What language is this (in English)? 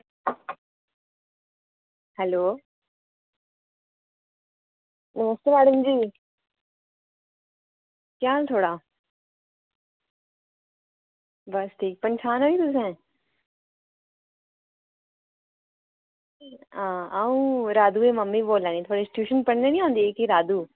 Dogri